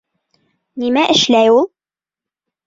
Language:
Bashkir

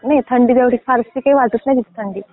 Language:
Marathi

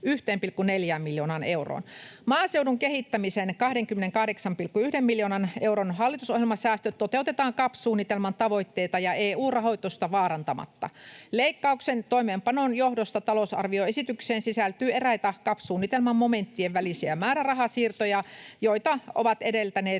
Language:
Finnish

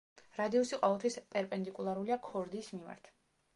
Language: Georgian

